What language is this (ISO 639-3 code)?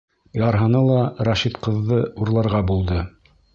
bak